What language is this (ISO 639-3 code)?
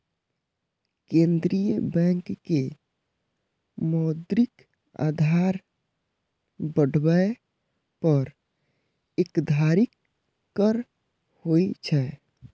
mai